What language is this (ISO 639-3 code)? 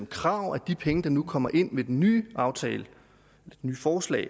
dan